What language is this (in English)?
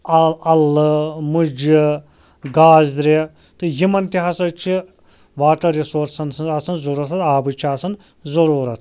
Kashmiri